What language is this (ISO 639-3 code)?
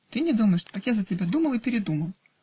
rus